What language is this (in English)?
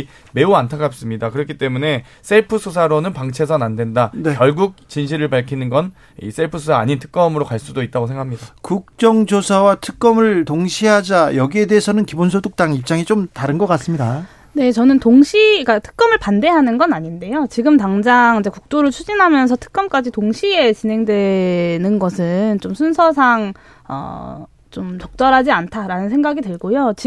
Korean